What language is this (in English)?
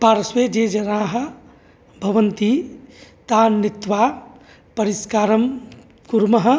Sanskrit